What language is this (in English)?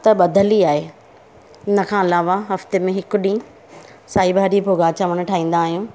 Sindhi